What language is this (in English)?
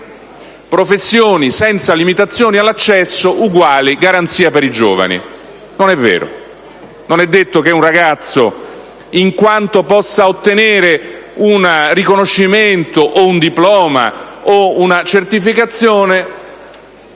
Italian